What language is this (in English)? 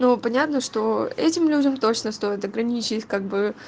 Russian